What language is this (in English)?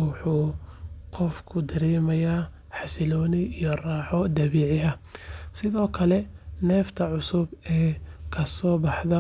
Somali